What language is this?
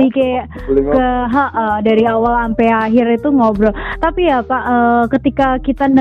Indonesian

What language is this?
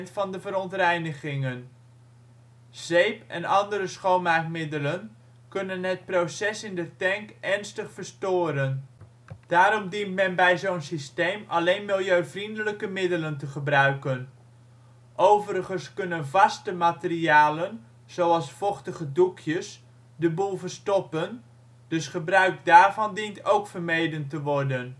Dutch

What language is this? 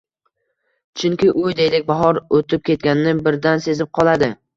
Uzbek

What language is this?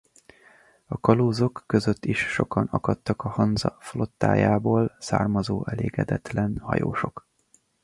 Hungarian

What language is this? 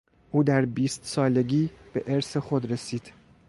Persian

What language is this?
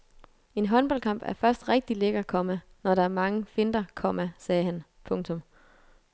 Danish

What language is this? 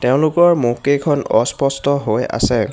Assamese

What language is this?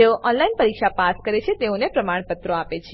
Gujarati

